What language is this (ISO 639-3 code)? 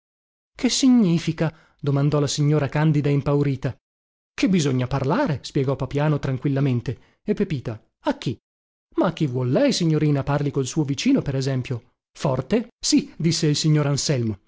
ita